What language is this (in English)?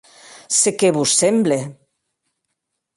Occitan